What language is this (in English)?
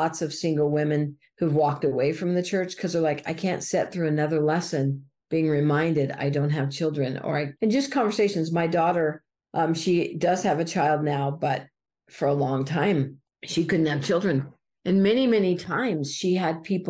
English